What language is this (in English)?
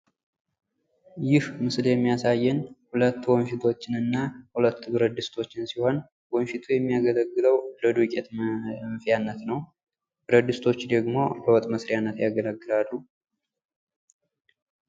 Amharic